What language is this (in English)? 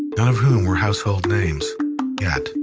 English